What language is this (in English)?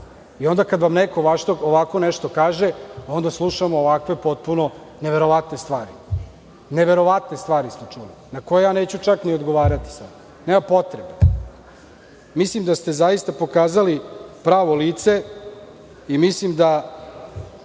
Serbian